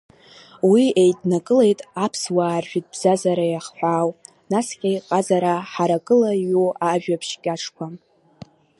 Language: Abkhazian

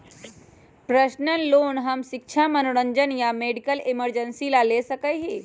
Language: Magahi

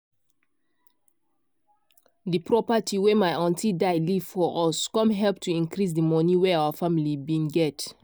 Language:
Nigerian Pidgin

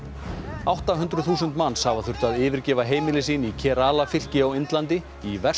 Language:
Icelandic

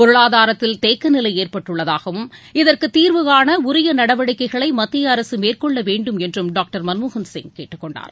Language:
Tamil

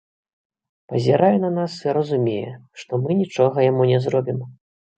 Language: Belarusian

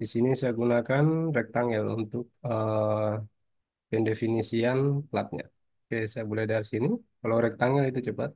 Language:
Indonesian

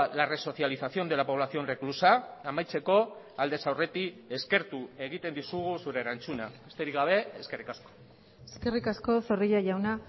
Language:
Basque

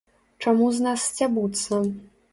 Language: Belarusian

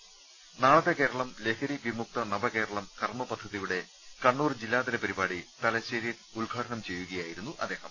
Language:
Malayalam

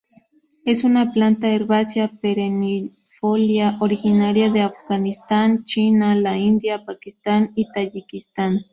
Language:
Spanish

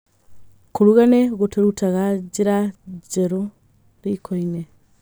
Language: Kikuyu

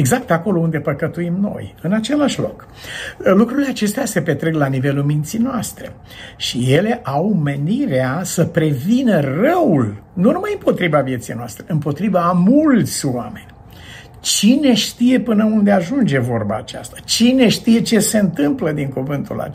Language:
Romanian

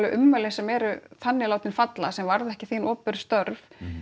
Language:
Icelandic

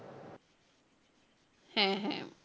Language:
Bangla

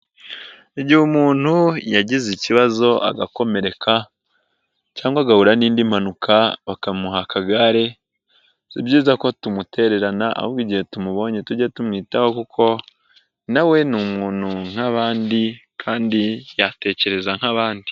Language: Kinyarwanda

